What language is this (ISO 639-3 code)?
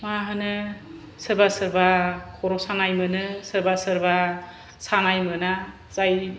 brx